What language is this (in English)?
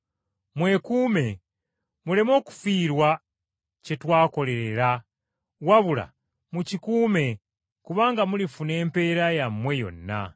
Ganda